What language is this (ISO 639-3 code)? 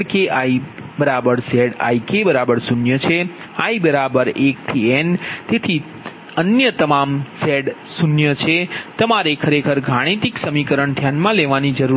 guj